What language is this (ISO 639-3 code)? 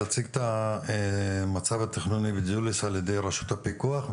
heb